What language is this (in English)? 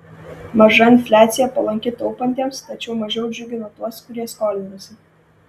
Lithuanian